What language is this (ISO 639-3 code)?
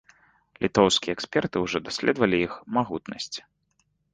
bel